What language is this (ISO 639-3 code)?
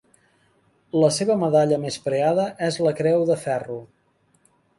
cat